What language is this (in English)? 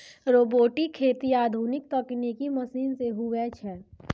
Maithili